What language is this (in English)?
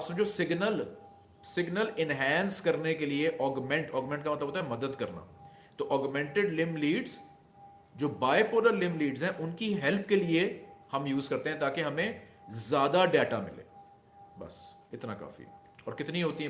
Hindi